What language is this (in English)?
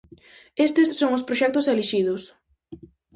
Galician